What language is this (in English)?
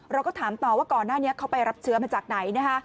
Thai